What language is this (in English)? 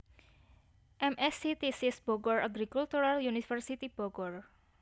Javanese